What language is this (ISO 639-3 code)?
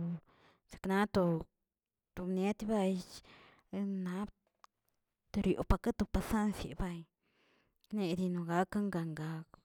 zts